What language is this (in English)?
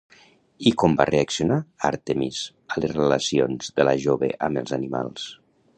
Catalan